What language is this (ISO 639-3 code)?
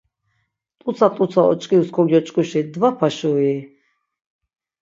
lzz